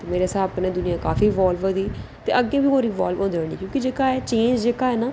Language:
Dogri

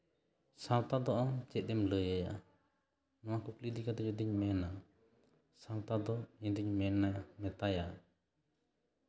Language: Santali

